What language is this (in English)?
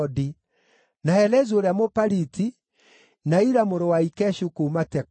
Kikuyu